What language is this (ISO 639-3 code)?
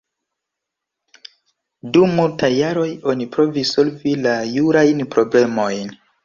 epo